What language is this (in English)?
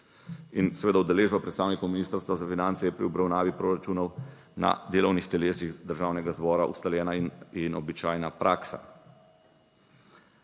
Slovenian